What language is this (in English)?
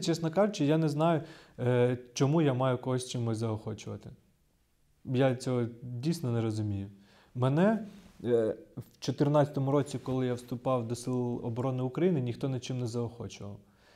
Ukrainian